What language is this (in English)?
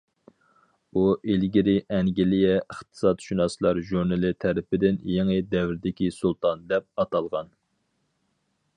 Uyghur